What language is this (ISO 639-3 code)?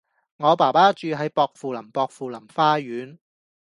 yue